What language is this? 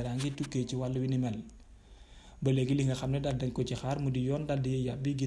French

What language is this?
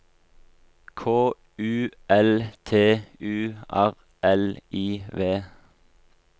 Norwegian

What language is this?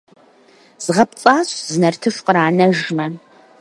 Kabardian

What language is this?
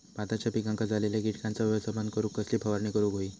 Marathi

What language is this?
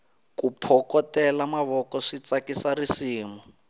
Tsonga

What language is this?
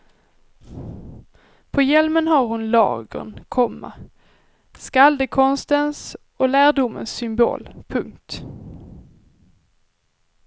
Swedish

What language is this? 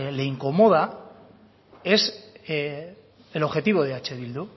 Spanish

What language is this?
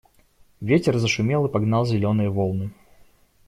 Russian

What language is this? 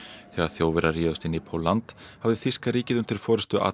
Icelandic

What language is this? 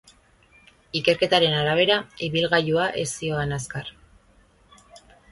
Basque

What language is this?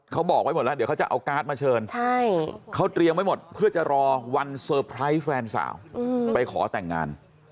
Thai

